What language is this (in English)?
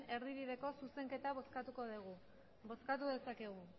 Basque